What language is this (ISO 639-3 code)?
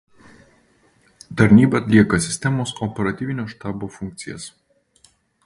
lit